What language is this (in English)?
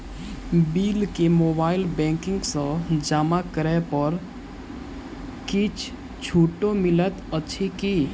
Maithili